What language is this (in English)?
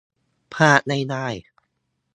Thai